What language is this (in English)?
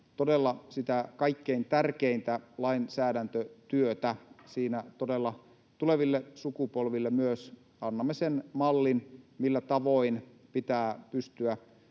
Finnish